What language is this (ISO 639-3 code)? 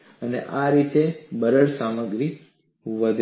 guj